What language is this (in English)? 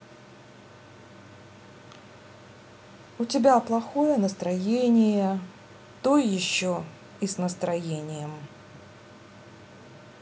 Russian